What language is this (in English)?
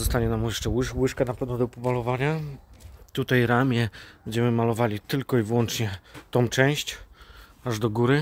Polish